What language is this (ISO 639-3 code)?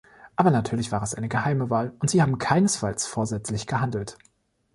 deu